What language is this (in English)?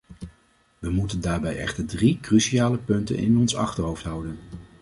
Dutch